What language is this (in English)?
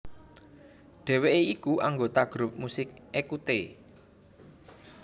Javanese